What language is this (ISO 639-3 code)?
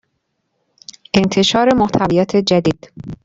fas